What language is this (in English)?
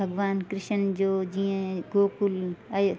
Sindhi